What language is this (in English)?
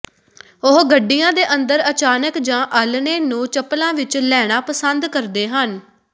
Punjabi